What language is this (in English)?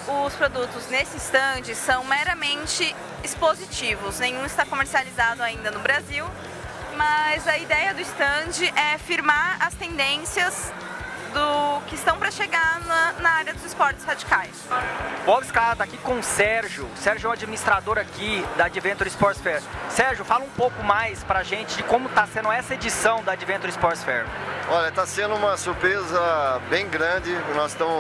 Portuguese